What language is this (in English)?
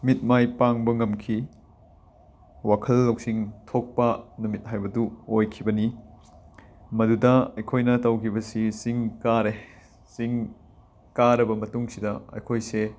Manipuri